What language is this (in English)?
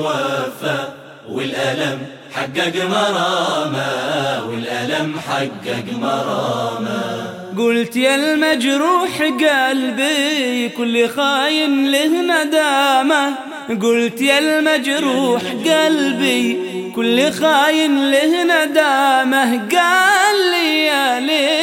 Arabic